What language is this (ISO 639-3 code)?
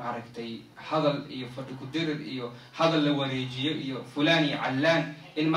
ara